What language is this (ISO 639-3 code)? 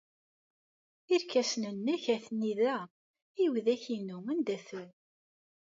kab